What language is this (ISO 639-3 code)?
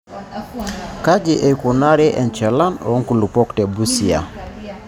mas